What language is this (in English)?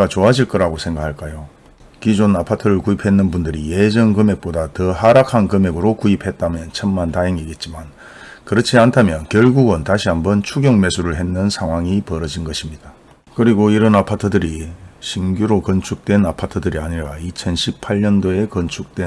Korean